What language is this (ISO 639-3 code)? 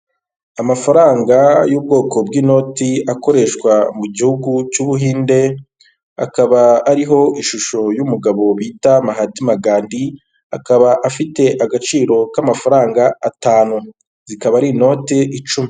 kin